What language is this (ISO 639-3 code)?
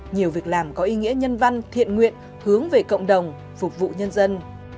vie